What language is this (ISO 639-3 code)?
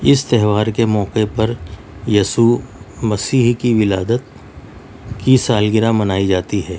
urd